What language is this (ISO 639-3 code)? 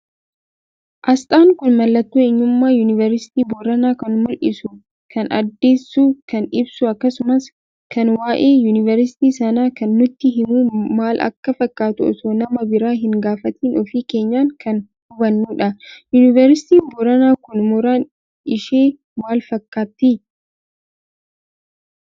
orm